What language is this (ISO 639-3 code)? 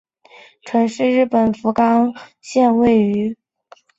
zho